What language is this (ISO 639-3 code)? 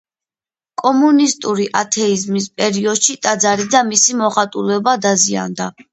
kat